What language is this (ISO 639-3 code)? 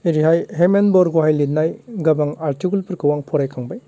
brx